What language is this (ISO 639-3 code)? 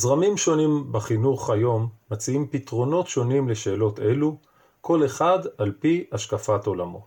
heb